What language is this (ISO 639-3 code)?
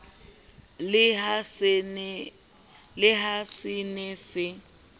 sot